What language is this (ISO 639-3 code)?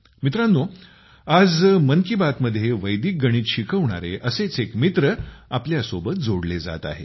mar